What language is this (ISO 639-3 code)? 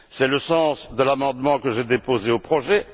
fra